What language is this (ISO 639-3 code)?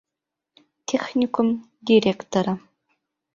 bak